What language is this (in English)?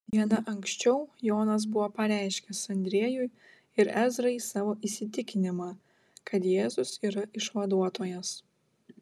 Lithuanian